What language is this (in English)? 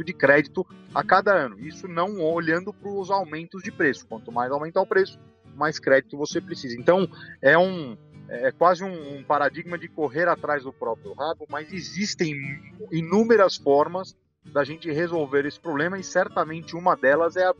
Portuguese